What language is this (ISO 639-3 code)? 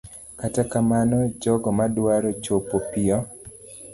luo